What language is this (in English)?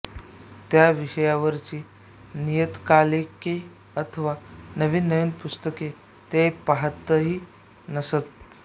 Marathi